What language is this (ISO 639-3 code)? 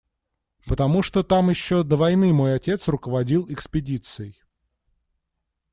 rus